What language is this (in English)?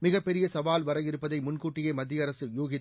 Tamil